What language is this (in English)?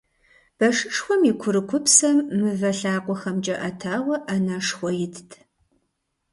Kabardian